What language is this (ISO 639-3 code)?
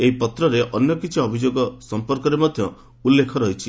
ori